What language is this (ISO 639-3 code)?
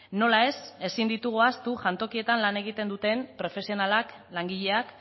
eus